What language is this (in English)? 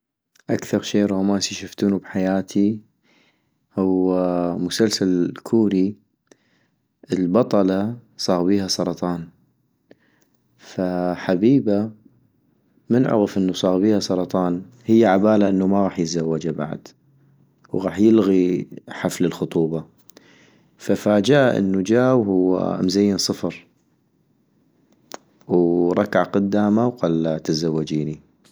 North Mesopotamian Arabic